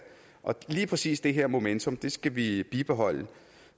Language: Danish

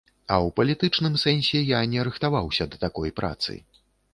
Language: Belarusian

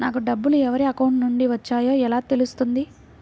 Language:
Telugu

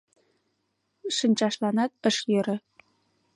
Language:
Mari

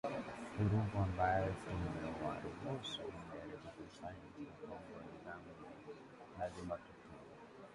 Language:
Swahili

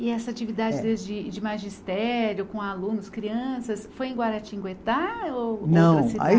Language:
Portuguese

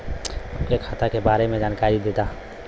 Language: Bhojpuri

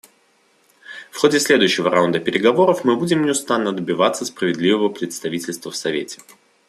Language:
Russian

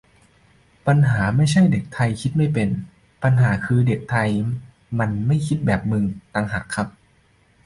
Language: Thai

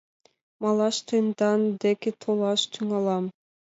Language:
Mari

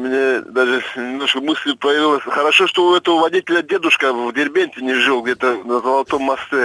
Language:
Russian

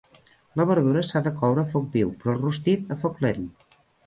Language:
Catalan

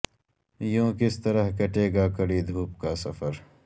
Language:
Urdu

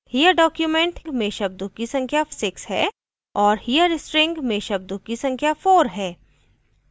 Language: Hindi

